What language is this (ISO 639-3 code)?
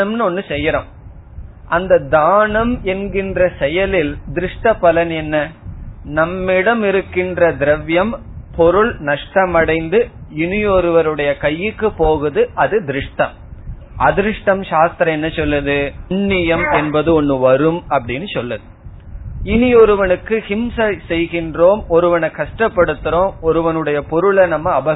tam